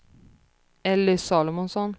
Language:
Swedish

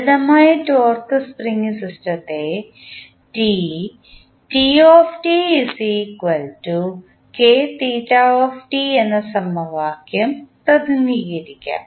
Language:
Malayalam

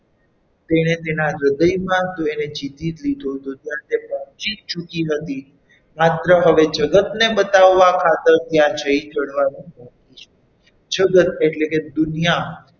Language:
Gujarati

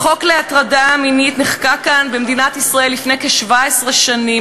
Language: Hebrew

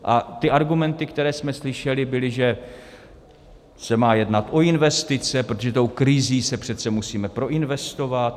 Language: Czech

